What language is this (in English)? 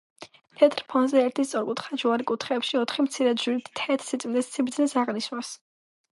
Georgian